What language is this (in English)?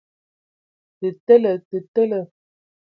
Ewondo